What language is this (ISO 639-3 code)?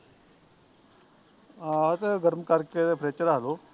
pan